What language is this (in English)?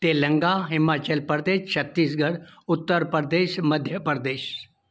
Sindhi